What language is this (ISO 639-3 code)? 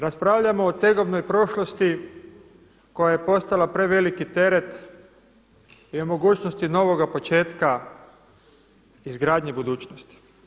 hrv